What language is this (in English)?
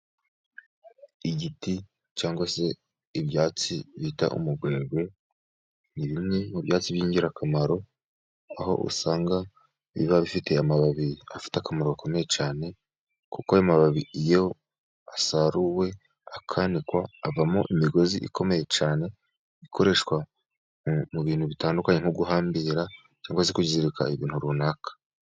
Kinyarwanda